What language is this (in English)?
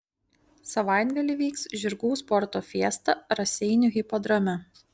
Lithuanian